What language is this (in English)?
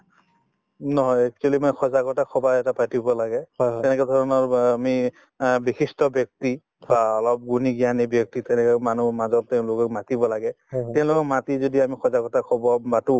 Assamese